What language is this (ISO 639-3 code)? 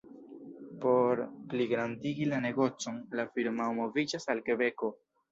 epo